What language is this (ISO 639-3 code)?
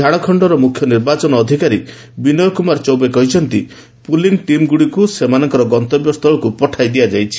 ori